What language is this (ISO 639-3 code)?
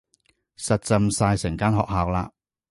yue